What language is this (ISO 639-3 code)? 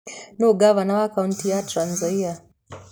kik